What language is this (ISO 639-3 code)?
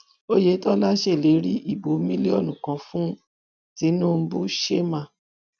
yor